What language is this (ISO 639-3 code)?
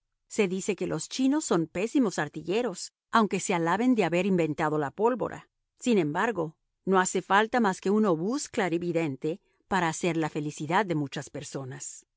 spa